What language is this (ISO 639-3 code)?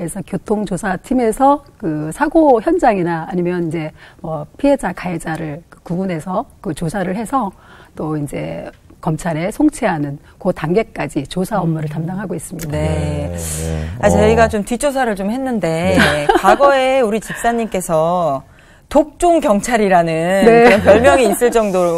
kor